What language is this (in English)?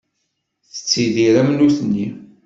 Kabyle